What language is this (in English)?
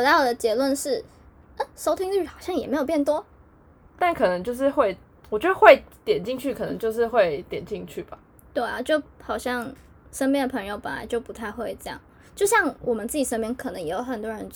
Chinese